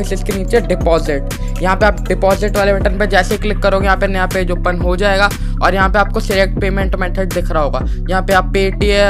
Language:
Hindi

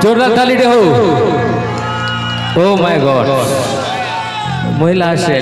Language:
Arabic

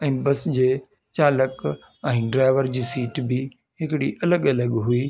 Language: Sindhi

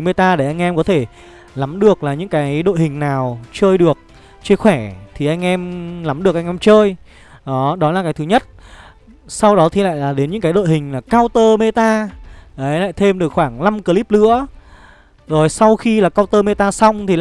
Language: Vietnamese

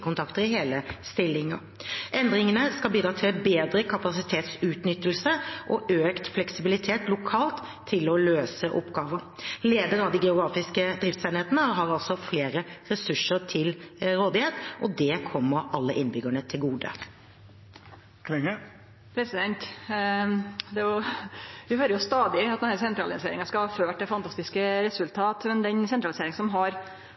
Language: Norwegian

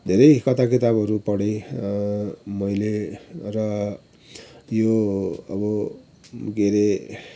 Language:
Nepali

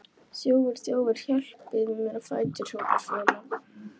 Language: Icelandic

